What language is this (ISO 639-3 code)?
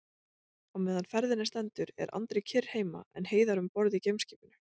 isl